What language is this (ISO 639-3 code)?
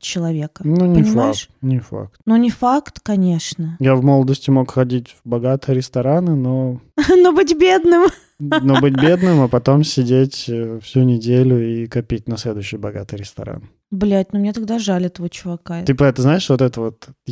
rus